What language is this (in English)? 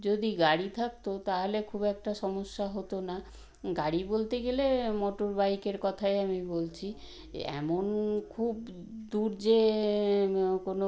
Bangla